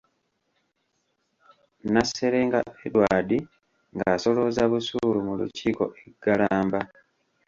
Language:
Ganda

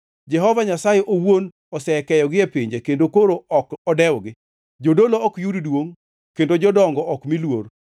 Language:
Luo (Kenya and Tanzania)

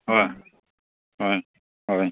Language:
Manipuri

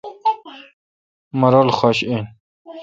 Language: Kalkoti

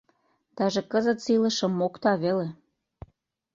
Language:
Mari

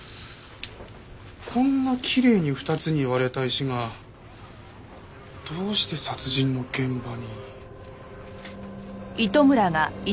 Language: Japanese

